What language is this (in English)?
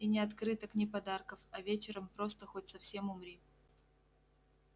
Russian